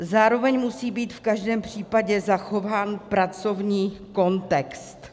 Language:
Czech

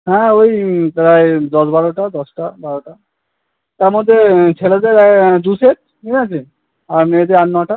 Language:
Bangla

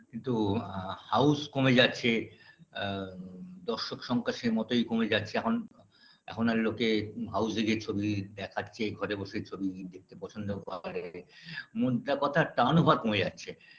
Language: Bangla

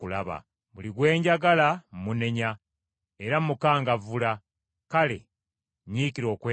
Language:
Ganda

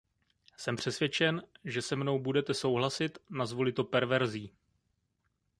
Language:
Czech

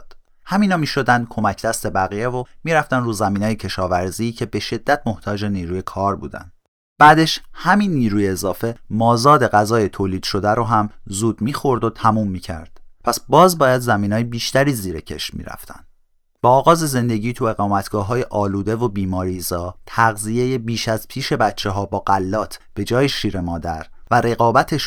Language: Persian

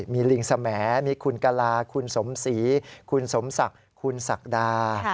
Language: Thai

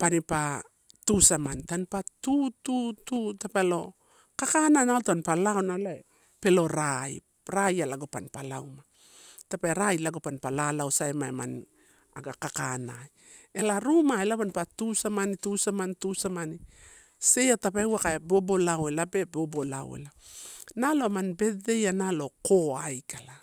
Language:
Torau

